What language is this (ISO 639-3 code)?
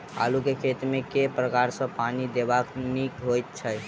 mai